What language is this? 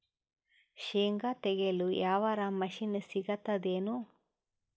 Kannada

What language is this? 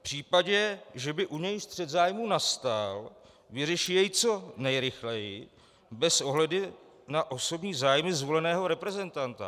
Czech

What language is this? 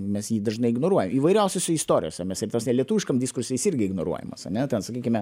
Lithuanian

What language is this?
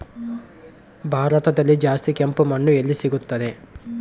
Kannada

